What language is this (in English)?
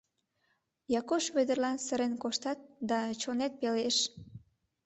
Mari